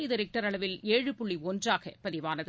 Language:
Tamil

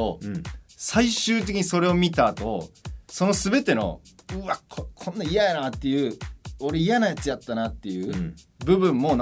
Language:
Japanese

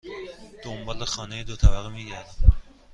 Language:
Persian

